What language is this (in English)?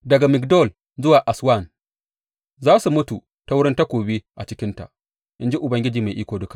Hausa